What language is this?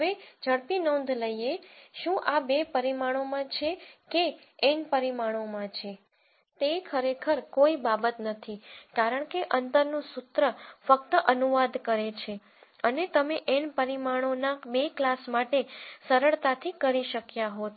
Gujarati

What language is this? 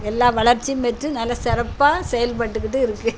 Tamil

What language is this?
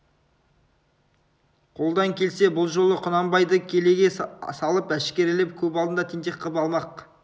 Kazakh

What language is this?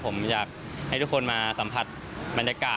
Thai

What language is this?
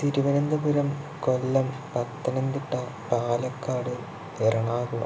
Malayalam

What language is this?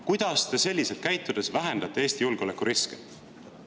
Estonian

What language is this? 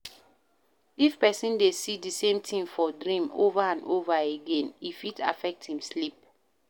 Nigerian Pidgin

